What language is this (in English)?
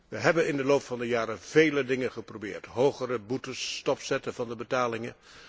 Dutch